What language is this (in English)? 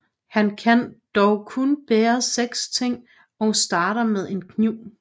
Danish